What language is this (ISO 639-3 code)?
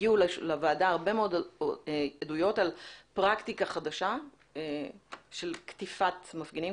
heb